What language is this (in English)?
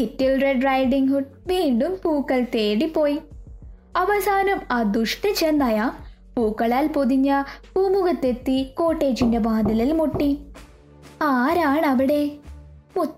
Malayalam